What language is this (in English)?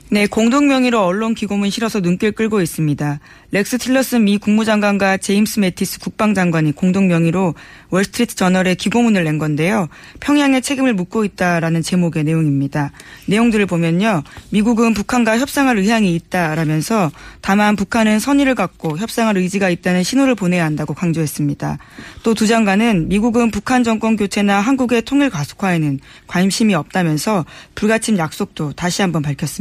Korean